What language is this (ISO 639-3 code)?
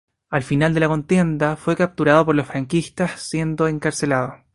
spa